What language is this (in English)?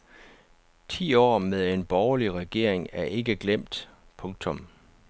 Danish